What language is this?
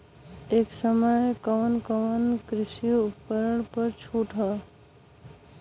Bhojpuri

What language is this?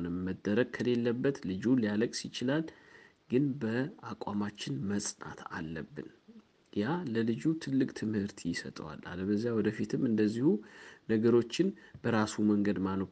Amharic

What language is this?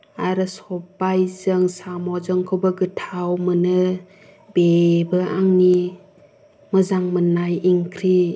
Bodo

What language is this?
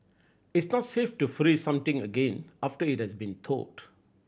English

